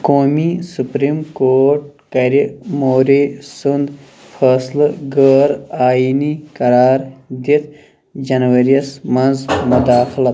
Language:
Kashmiri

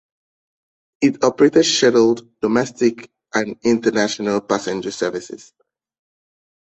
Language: English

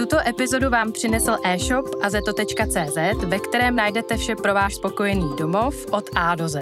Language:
Czech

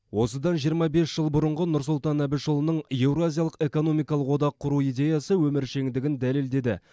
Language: Kazakh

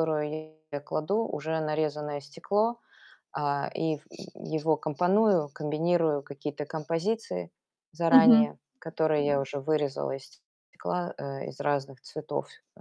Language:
Russian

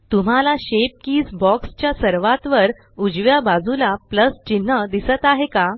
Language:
Marathi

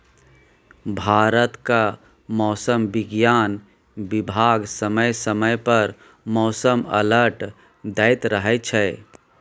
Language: Maithili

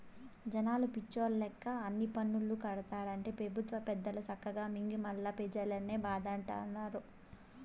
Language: Telugu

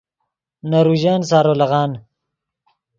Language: Yidgha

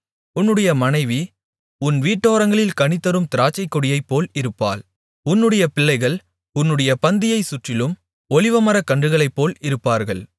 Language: Tamil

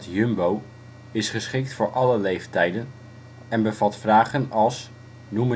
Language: Dutch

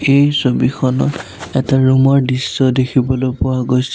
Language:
Assamese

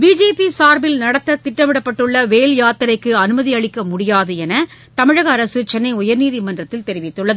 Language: Tamil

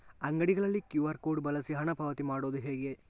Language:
Kannada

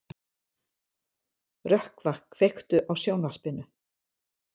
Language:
Icelandic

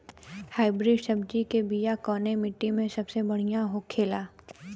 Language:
Bhojpuri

